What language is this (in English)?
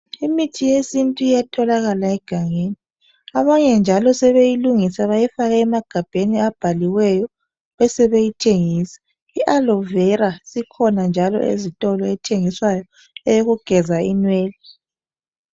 North Ndebele